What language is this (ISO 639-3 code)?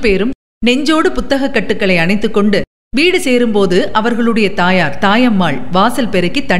tam